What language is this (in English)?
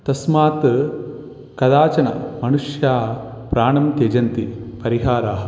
Sanskrit